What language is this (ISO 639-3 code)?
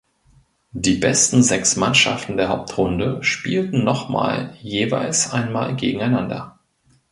deu